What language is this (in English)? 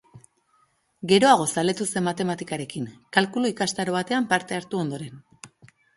Basque